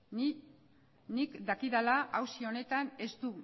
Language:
Basque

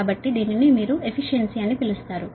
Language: Telugu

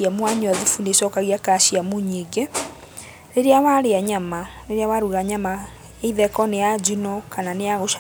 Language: Kikuyu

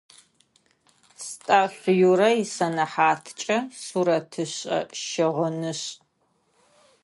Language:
Adyghe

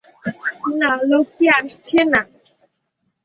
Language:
Bangla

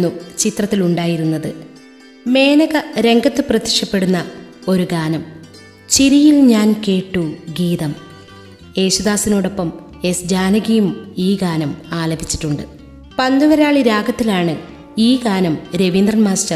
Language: Malayalam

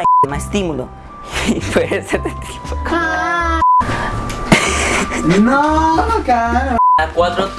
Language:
Spanish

